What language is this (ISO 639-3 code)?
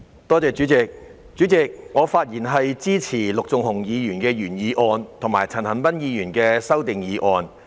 yue